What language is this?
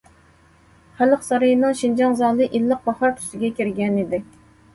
Uyghur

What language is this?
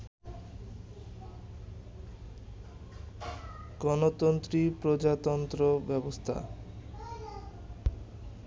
Bangla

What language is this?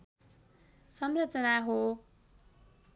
Nepali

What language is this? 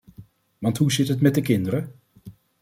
Dutch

